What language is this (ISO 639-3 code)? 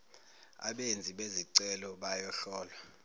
zul